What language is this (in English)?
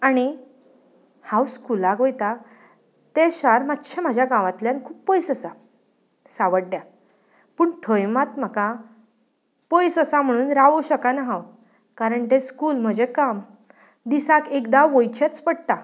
Konkani